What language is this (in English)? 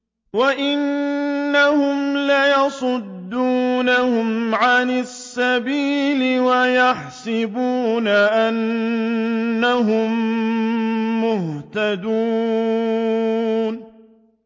Arabic